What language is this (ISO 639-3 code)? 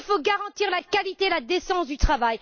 fra